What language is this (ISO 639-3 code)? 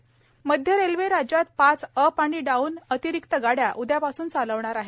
mar